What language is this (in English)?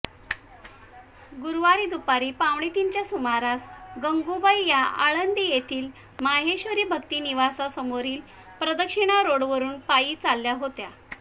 Marathi